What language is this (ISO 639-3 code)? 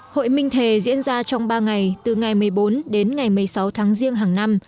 vie